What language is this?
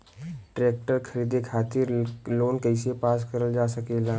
Bhojpuri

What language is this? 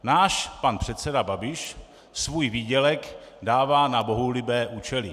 Czech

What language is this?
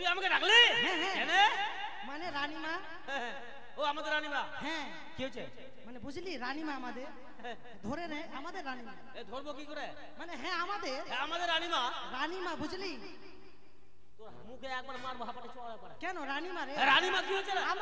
Bangla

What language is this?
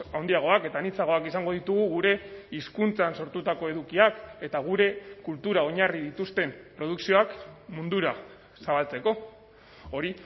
Basque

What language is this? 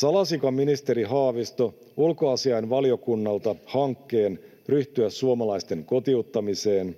Finnish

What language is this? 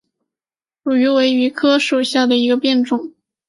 Chinese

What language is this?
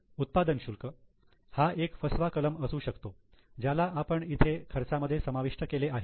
Marathi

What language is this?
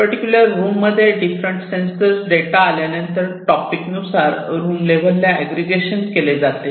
Marathi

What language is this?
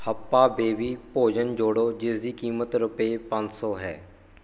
Punjabi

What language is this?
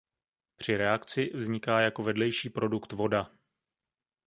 Czech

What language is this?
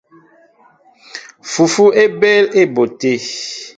Mbo (Cameroon)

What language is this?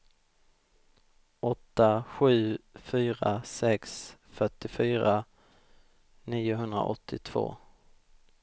Swedish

